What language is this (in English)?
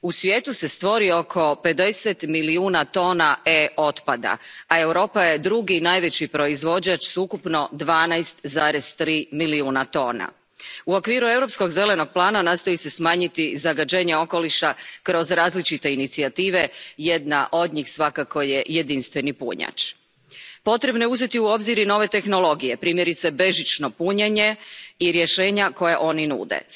Croatian